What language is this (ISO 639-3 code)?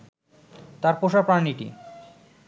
ben